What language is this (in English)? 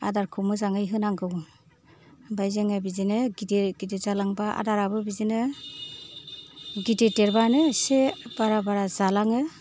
Bodo